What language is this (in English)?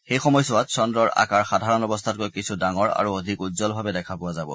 Assamese